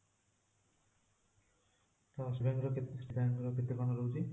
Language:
Odia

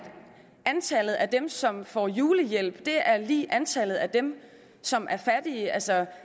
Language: Danish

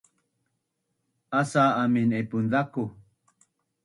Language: Bunun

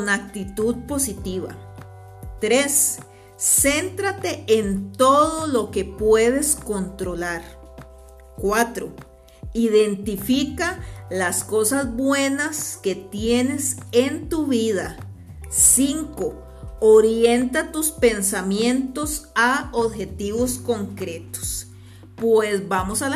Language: Spanish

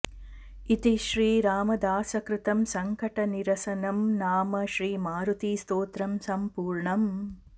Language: Sanskrit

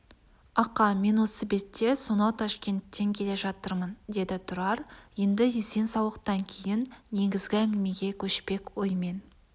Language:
Kazakh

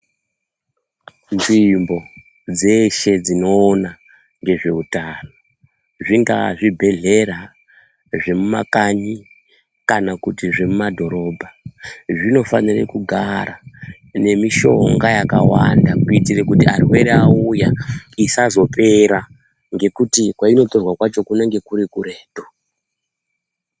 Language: Ndau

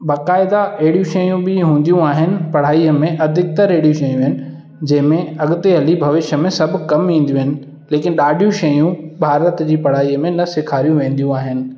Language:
Sindhi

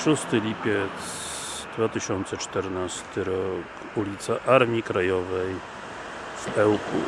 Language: Polish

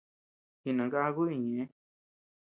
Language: Tepeuxila Cuicatec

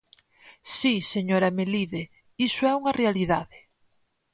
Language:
Galician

